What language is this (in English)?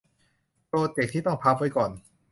Thai